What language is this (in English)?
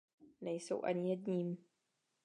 Czech